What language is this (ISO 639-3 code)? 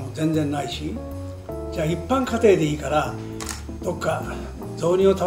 jpn